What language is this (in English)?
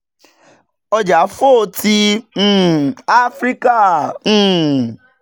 Yoruba